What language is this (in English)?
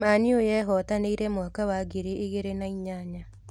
Kikuyu